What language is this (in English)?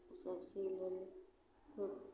Maithili